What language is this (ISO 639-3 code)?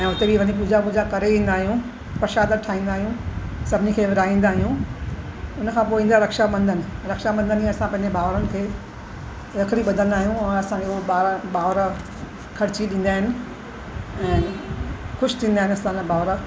snd